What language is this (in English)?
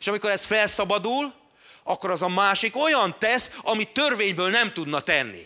Hungarian